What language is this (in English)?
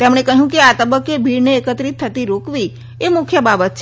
Gujarati